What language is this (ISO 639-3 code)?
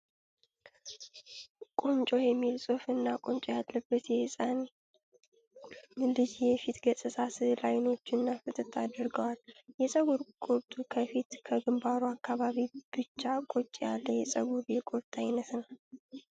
amh